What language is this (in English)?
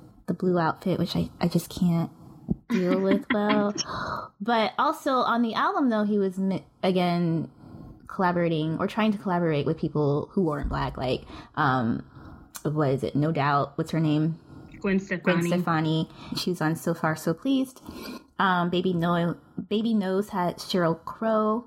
English